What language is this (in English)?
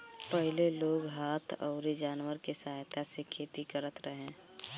Bhojpuri